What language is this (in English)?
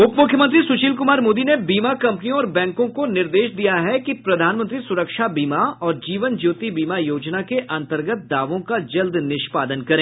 Hindi